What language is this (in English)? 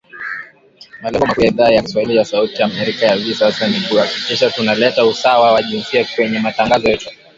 Swahili